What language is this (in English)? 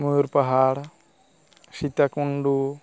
Santali